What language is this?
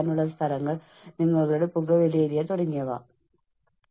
Malayalam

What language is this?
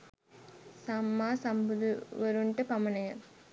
Sinhala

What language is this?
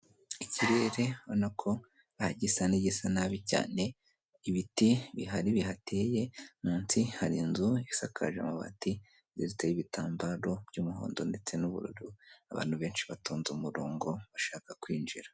Kinyarwanda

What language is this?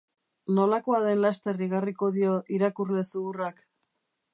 Basque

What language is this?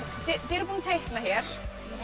Icelandic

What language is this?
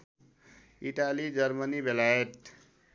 Nepali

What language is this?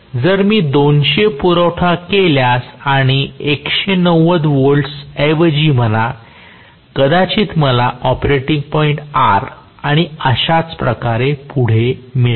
Marathi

